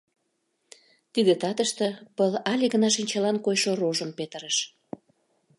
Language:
Mari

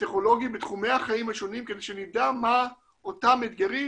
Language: Hebrew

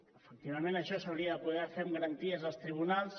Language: Catalan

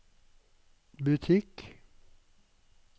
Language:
Norwegian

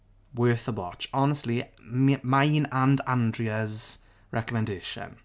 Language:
English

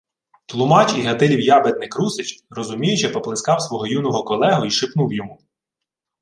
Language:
Ukrainian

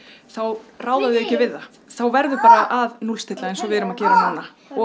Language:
Icelandic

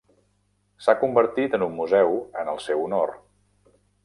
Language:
Catalan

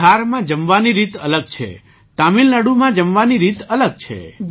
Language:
Gujarati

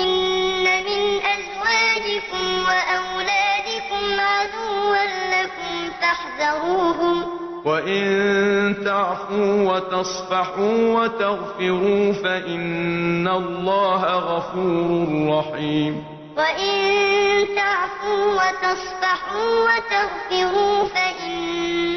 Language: Arabic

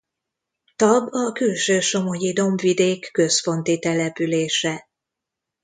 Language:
Hungarian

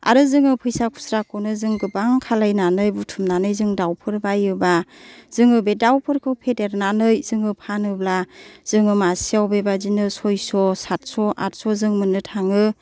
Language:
Bodo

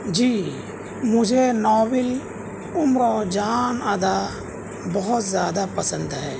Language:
Urdu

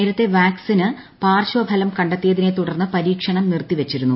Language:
Malayalam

